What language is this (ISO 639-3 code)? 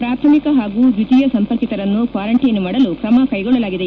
kan